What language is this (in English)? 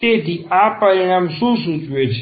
Gujarati